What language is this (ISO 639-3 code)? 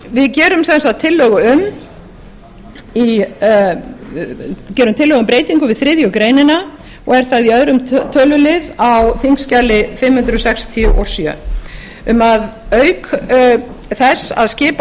isl